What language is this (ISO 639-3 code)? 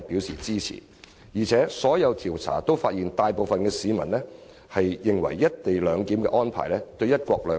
yue